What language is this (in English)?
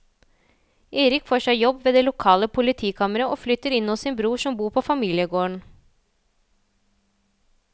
Norwegian